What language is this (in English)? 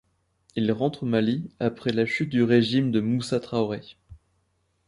French